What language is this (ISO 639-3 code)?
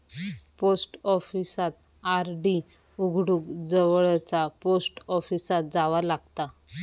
mar